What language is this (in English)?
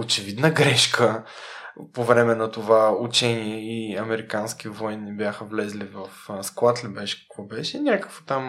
Bulgarian